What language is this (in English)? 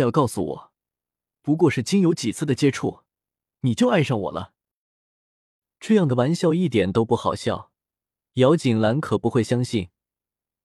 Chinese